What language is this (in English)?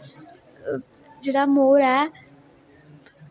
Dogri